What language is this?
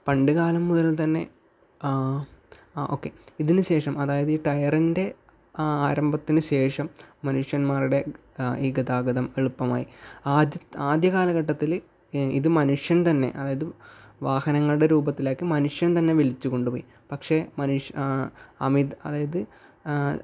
Malayalam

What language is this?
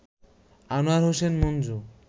Bangla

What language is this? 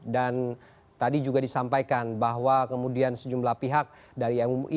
Indonesian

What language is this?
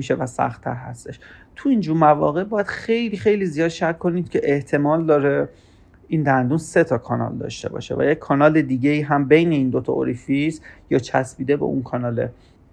Persian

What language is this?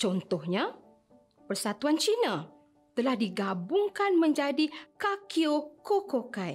Malay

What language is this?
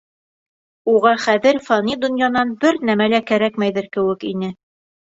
Bashkir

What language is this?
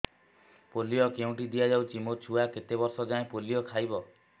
Odia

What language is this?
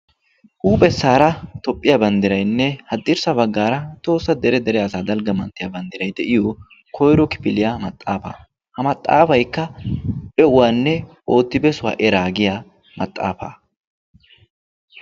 Wolaytta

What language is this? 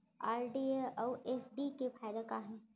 Chhattisgarhi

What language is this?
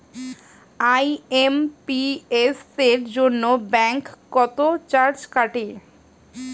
Bangla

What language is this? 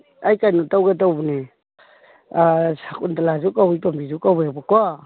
Manipuri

